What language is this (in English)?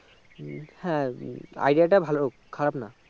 Bangla